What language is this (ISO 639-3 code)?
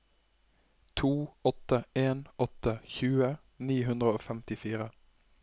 nor